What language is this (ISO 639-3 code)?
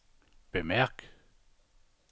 dan